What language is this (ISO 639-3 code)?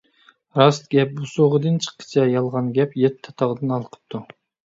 uig